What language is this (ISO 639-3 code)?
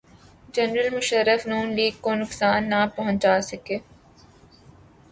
urd